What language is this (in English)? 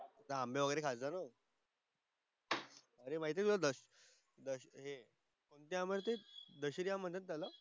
Marathi